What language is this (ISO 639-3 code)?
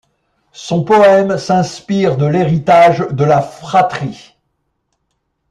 fra